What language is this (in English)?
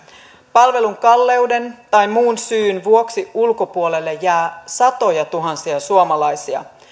Finnish